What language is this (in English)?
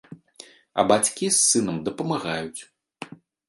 Belarusian